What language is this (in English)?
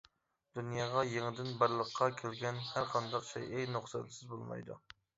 Uyghur